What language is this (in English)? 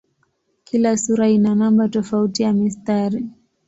Swahili